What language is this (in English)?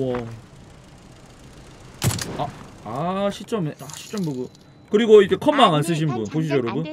Korean